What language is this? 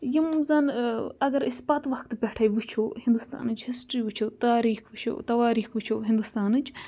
Kashmiri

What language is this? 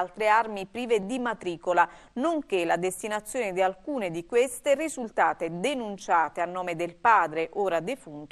Italian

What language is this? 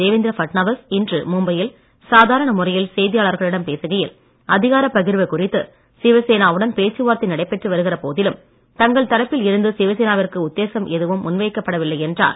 Tamil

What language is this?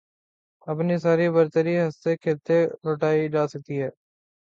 Urdu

